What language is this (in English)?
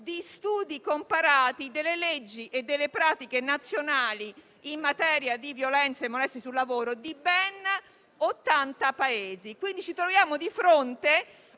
Italian